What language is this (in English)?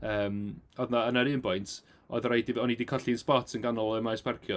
Welsh